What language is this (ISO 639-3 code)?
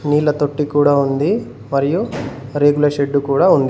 tel